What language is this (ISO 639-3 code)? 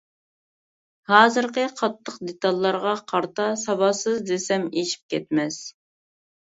uig